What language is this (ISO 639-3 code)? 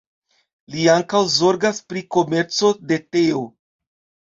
epo